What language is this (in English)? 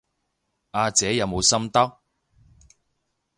Cantonese